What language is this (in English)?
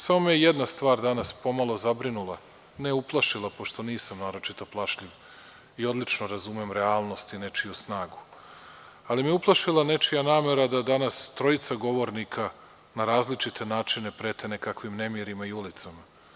Serbian